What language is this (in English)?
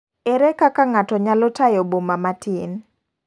Luo (Kenya and Tanzania)